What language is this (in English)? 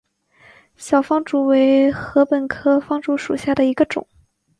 Chinese